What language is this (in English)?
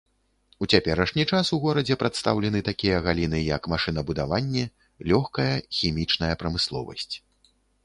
Belarusian